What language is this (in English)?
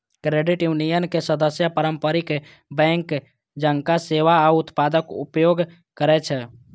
Maithili